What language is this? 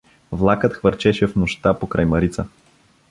Bulgarian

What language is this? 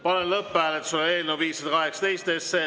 Estonian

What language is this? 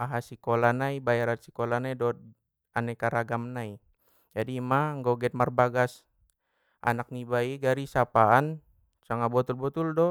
Batak Mandailing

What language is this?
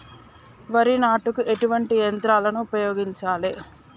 Telugu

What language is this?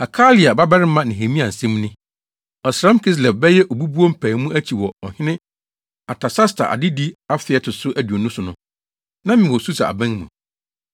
Akan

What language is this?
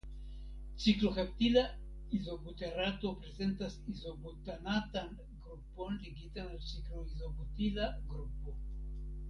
Esperanto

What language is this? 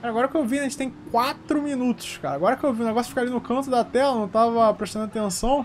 Portuguese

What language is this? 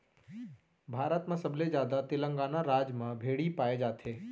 Chhattisgarhi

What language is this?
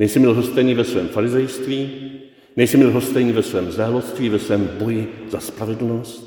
Czech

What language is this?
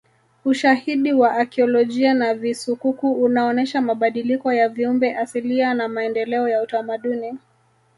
Swahili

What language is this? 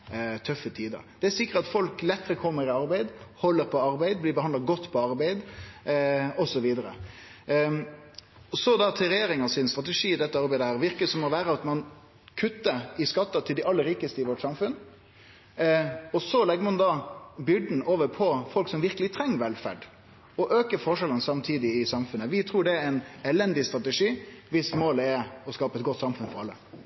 Norwegian Nynorsk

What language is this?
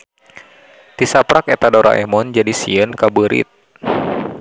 Sundanese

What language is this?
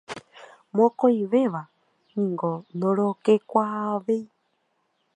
Guarani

